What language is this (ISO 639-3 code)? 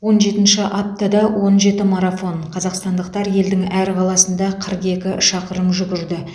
kaz